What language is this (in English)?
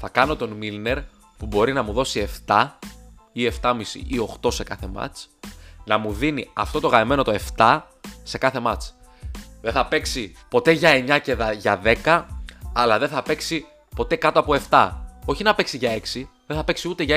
Greek